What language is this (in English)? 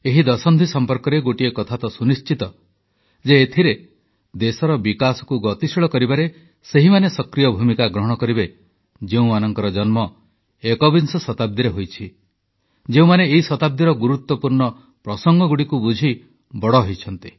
Odia